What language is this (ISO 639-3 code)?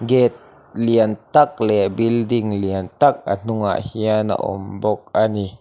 lus